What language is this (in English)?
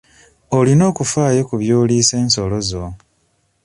Ganda